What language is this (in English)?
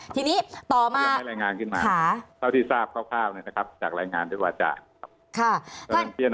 Thai